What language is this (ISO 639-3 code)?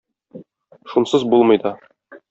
tat